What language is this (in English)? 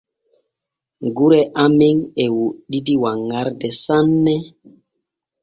Borgu Fulfulde